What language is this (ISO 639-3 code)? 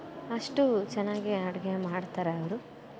kan